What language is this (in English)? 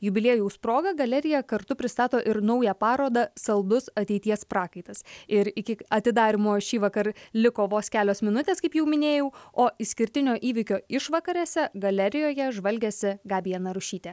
Lithuanian